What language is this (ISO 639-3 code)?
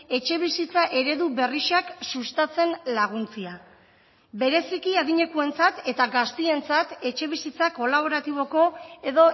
eus